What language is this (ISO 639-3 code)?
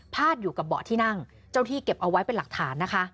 tha